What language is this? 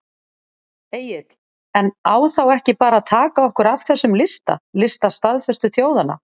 Icelandic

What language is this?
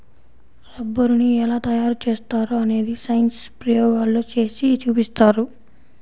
Telugu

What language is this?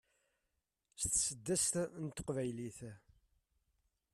Kabyle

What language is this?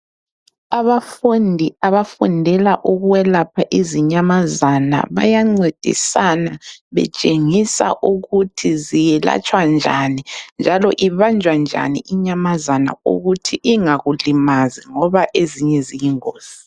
North Ndebele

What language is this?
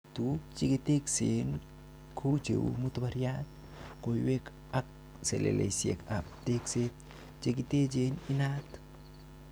Kalenjin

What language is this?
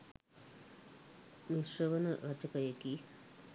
Sinhala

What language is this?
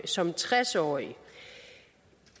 Danish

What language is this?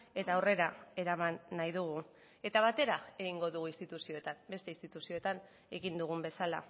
Basque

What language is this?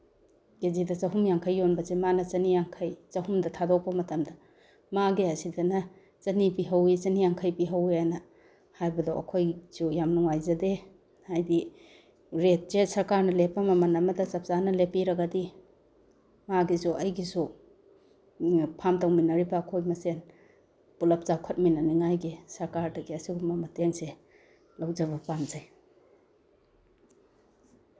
Manipuri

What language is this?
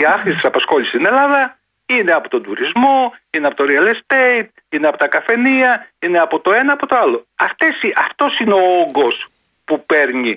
Greek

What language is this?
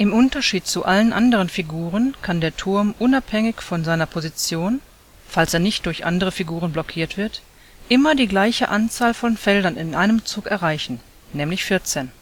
German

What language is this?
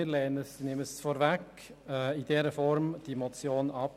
Swiss German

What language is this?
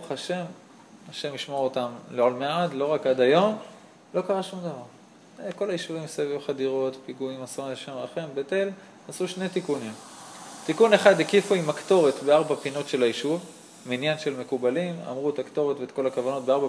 Hebrew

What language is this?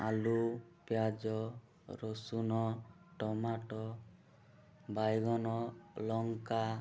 Odia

